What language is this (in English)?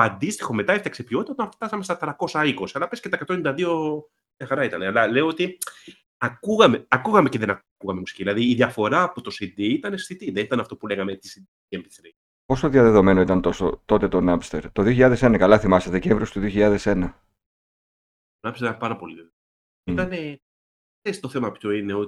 Greek